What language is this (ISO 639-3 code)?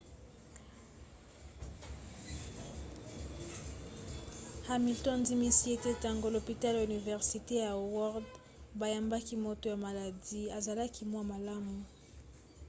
lin